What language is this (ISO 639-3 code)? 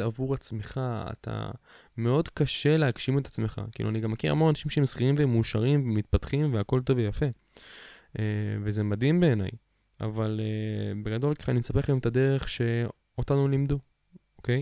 heb